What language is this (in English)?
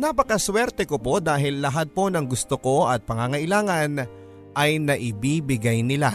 Filipino